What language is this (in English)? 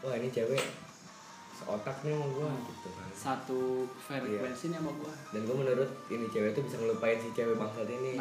Indonesian